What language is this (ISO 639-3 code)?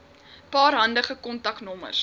afr